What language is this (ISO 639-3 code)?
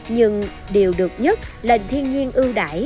vie